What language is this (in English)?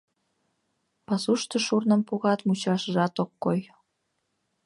Mari